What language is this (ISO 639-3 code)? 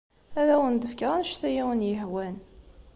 kab